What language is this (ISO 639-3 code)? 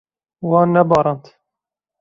kur